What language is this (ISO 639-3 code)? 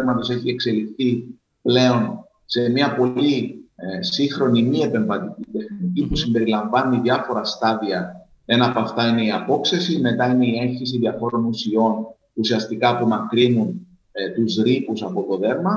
ell